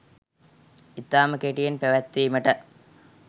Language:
Sinhala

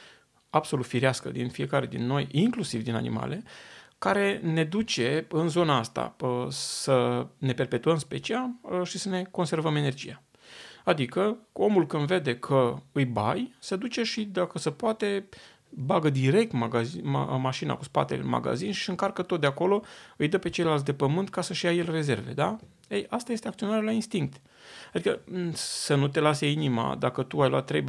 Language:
Romanian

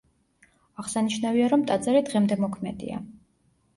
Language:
Georgian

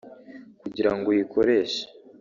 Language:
Kinyarwanda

